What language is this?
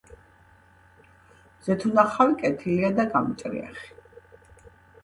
Georgian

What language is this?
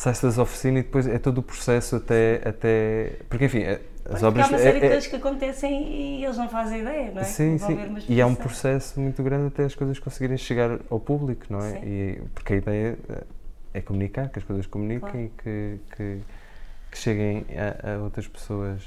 Portuguese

